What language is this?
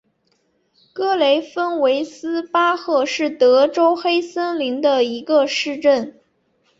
Chinese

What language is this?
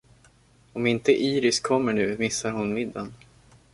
Swedish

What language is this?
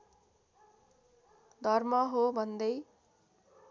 Nepali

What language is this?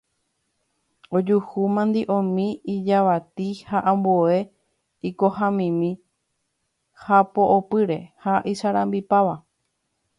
Guarani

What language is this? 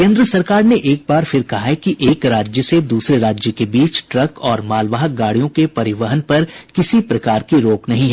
Hindi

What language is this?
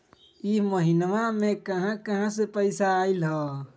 Magahi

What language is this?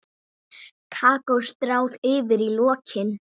Icelandic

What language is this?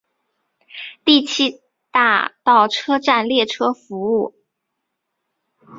Chinese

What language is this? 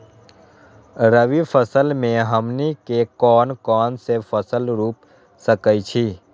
Magahi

